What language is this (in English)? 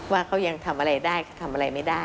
Thai